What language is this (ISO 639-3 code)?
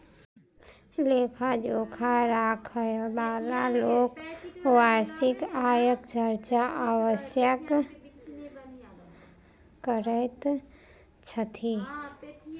mai